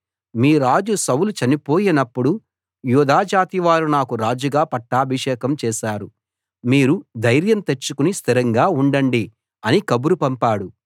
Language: Telugu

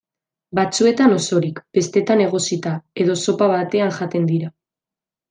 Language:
Basque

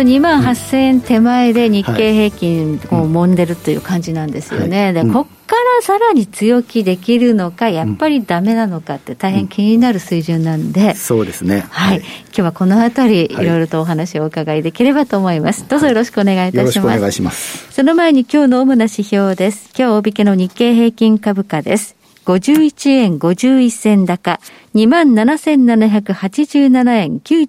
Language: Japanese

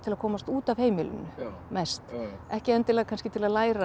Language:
Icelandic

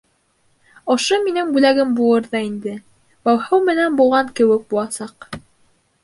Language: Bashkir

